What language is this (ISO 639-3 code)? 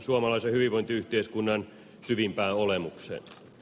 fin